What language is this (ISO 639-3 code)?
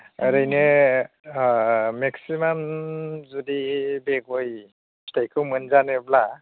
brx